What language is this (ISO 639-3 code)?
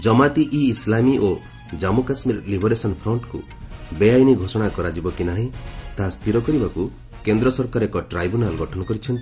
ori